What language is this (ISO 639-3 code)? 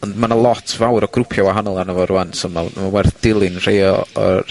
cym